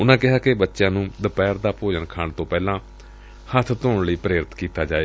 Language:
Punjabi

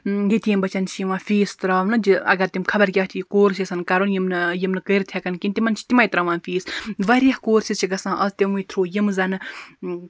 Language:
Kashmiri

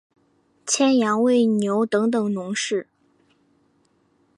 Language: Chinese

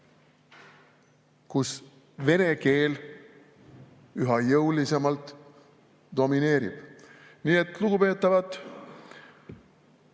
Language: Estonian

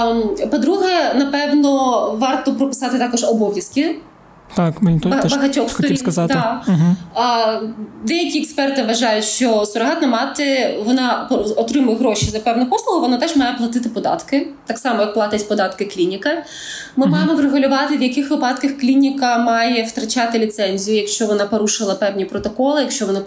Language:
Ukrainian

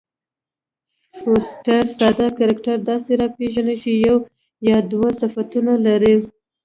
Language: Pashto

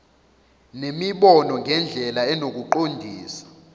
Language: Zulu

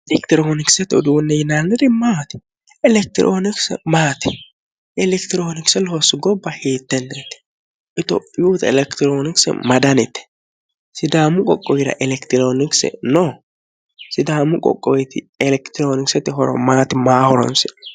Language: Sidamo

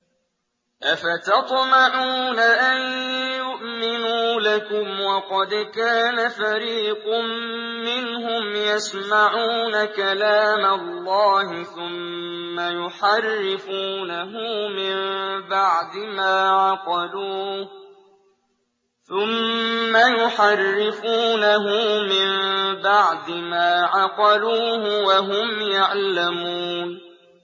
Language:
Arabic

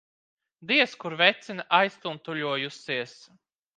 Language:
Latvian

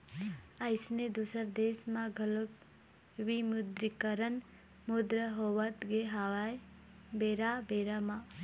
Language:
Chhattisgarhi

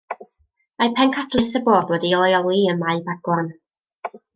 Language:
Welsh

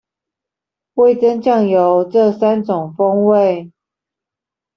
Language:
Chinese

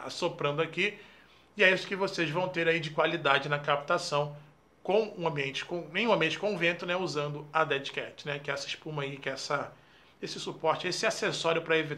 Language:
Portuguese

